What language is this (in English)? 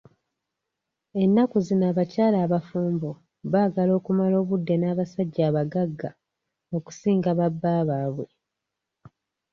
Ganda